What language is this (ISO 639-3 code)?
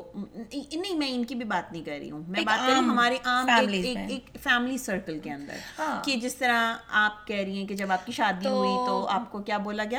urd